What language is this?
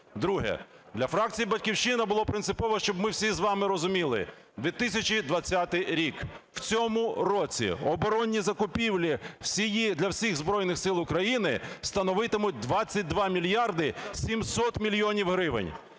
Ukrainian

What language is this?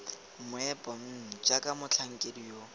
Tswana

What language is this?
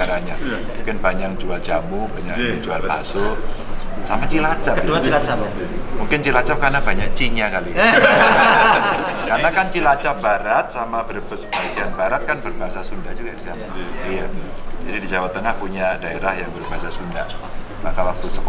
Indonesian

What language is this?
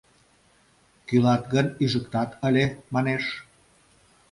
Mari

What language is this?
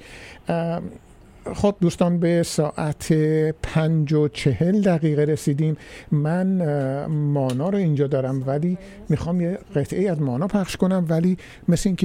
Persian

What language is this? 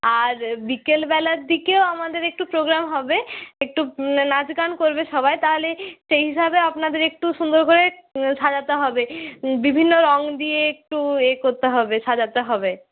Bangla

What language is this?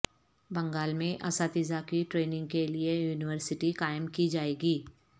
Urdu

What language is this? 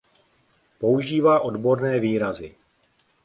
Czech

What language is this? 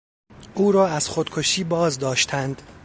Persian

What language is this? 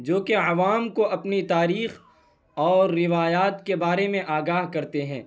Urdu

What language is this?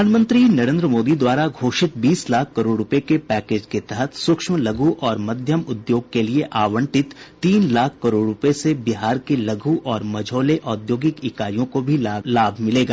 Hindi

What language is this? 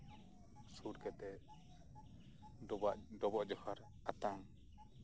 Santali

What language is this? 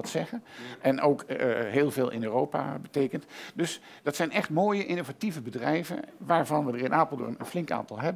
Dutch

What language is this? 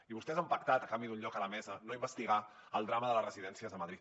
Catalan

